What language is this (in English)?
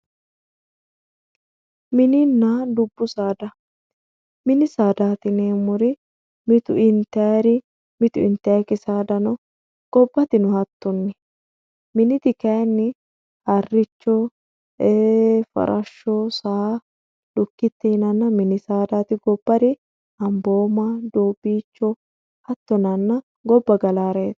Sidamo